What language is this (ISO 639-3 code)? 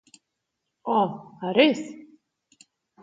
slv